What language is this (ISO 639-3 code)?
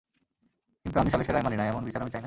ben